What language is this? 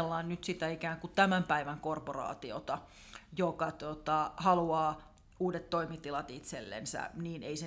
Finnish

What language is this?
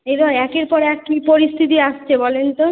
Bangla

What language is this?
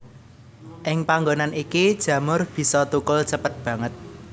Javanese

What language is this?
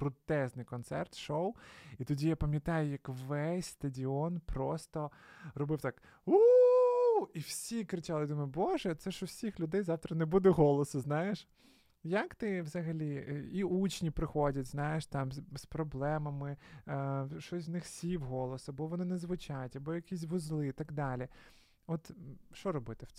Ukrainian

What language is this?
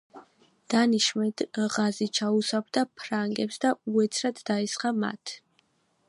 Georgian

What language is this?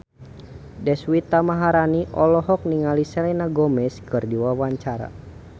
Sundanese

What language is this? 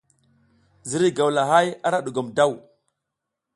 South Giziga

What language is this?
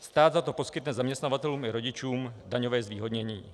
Czech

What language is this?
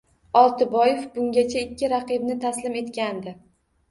Uzbek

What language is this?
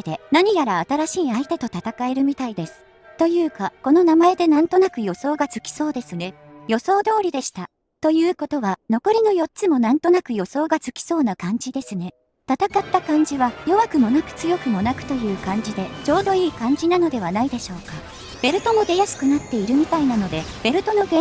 Japanese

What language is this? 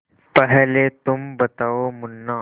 Hindi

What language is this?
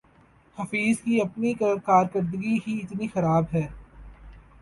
Urdu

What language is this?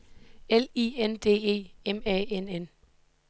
Danish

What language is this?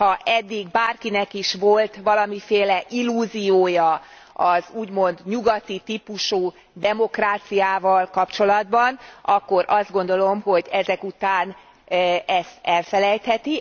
Hungarian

